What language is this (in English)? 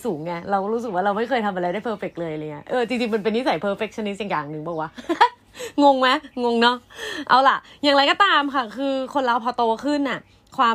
Thai